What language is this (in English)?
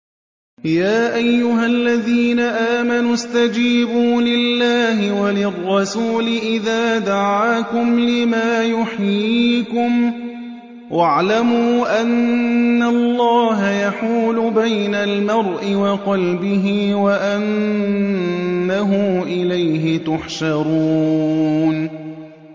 Arabic